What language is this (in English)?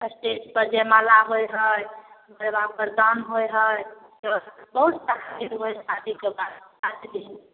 Maithili